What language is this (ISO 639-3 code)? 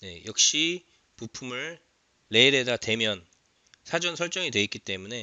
kor